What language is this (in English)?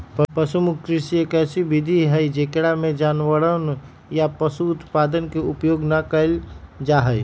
Magahi